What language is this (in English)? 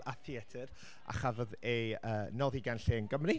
Welsh